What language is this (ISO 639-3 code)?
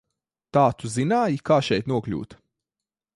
lav